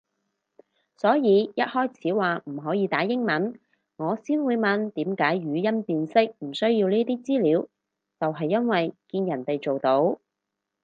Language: Cantonese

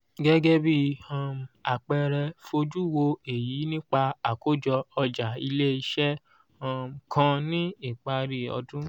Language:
Yoruba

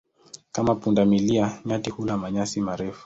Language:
Swahili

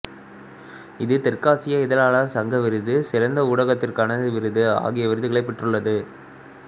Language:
Tamil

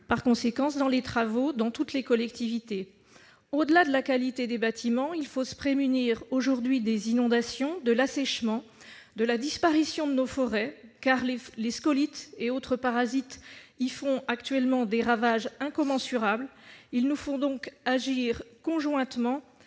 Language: French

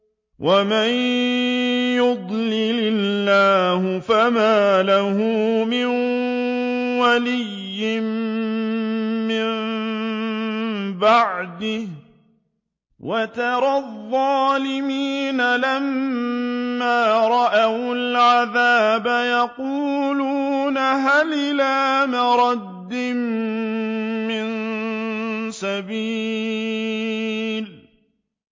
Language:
Arabic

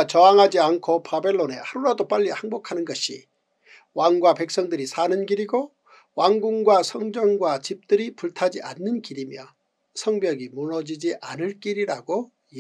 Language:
Korean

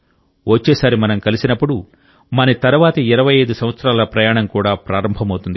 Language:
Telugu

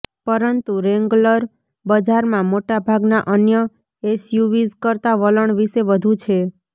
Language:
Gujarati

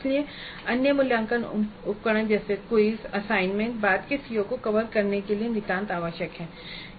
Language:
Hindi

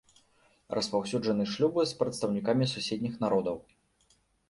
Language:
Belarusian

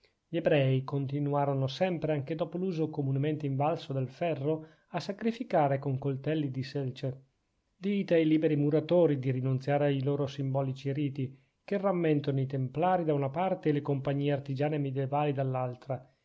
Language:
Italian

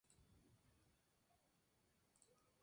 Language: Spanish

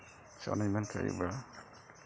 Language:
Santali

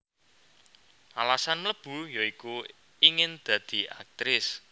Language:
Javanese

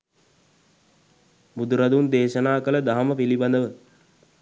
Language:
Sinhala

